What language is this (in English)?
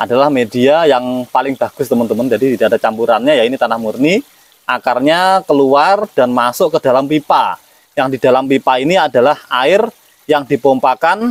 Indonesian